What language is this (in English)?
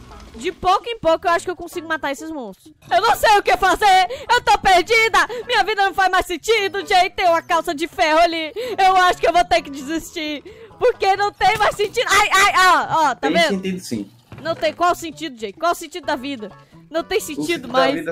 Portuguese